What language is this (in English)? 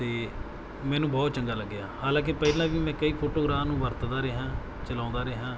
Punjabi